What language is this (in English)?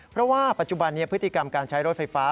Thai